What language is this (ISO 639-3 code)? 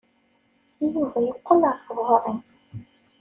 kab